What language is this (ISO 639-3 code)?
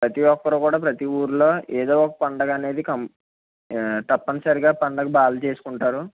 tel